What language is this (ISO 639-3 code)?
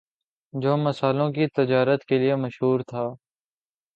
urd